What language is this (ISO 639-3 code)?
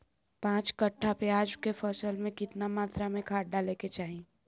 mag